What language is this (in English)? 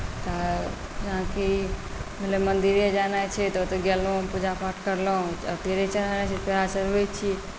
Maithili